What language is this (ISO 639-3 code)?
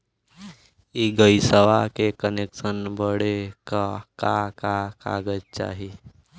bho